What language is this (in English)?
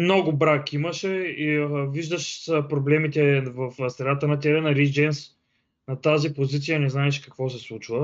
Bulgarian